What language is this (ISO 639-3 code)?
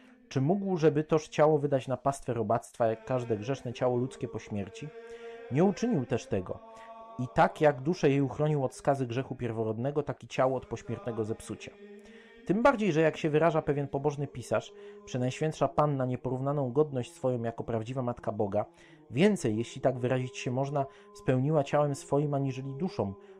pol